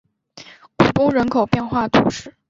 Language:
Chinese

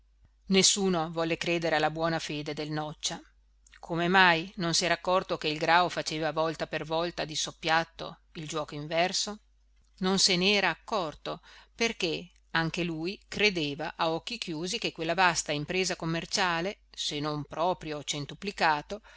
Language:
Italian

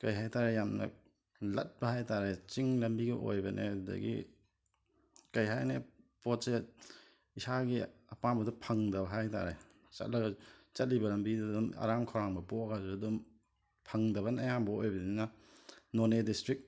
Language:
Manipuri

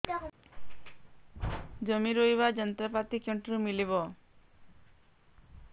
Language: Odia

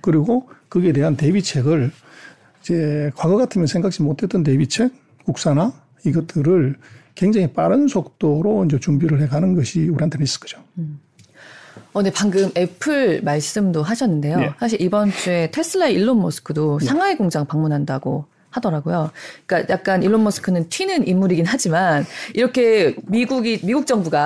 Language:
Korean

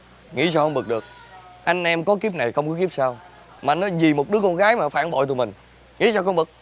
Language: Vietnamese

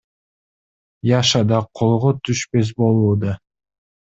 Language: Kyrgyz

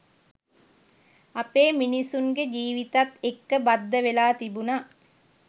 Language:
Sinhala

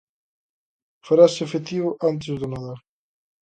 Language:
Galician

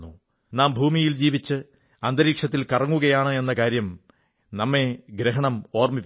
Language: Malayalam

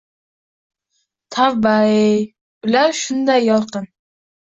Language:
Uzbek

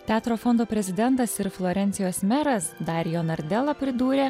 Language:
Lithuanian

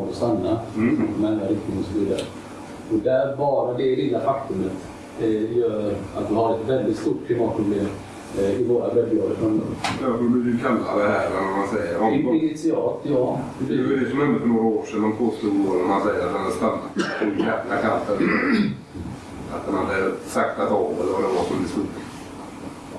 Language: Swedish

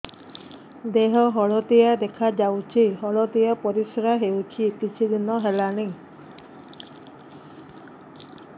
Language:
Odia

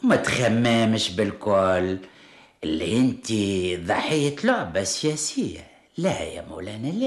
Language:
Arabic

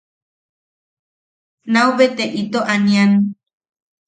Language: Yaqui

